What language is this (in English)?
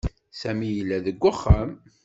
Kabyle